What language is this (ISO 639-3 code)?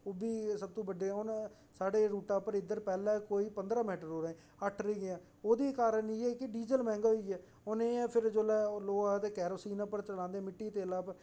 doi